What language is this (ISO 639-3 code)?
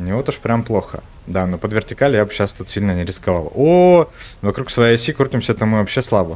rus